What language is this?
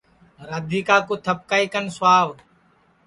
Sansi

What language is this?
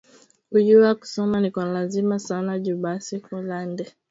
Swahili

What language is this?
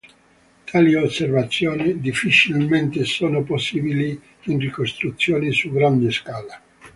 Italian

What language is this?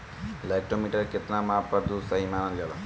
Bhojpuri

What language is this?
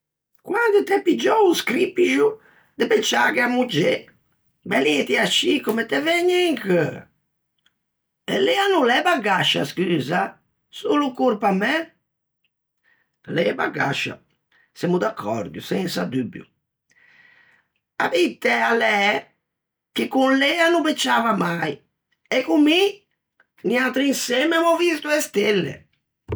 Ligurian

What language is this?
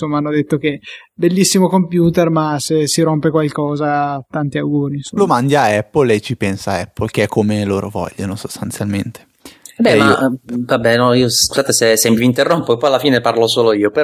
Italian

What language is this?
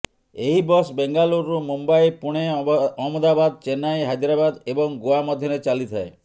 Odia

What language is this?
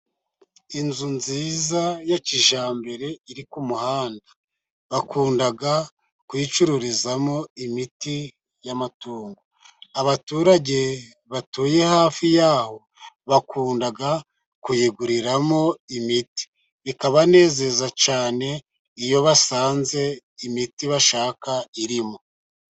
Kinyarwanda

